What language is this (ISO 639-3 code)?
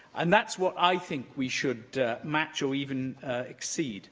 eng